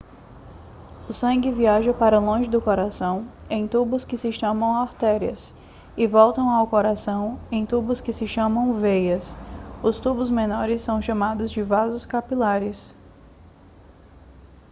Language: Portuguese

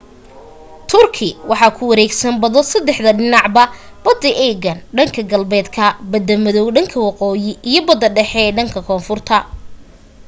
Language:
Somali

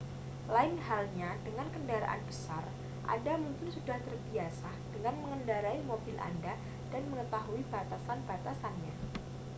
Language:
Indonesian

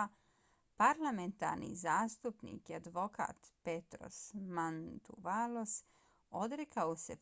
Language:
Bosnian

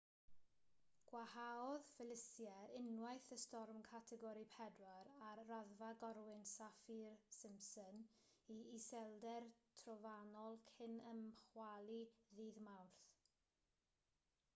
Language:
Welsh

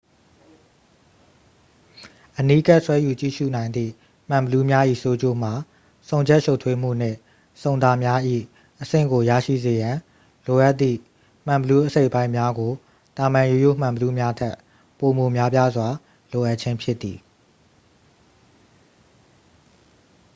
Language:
Burmese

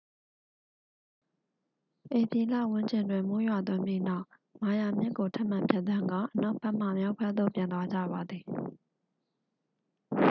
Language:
Burmese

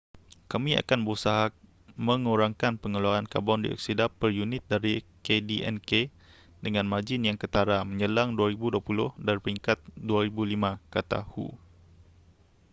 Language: Malay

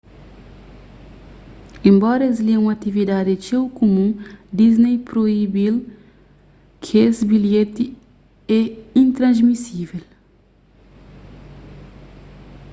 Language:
Kabuverdianu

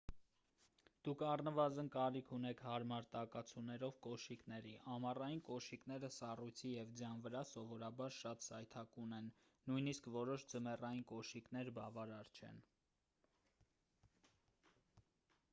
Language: Armenian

